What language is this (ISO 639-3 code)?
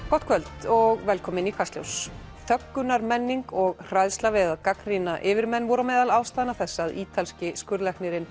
isl